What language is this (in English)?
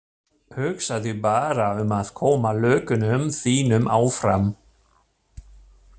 Icelandic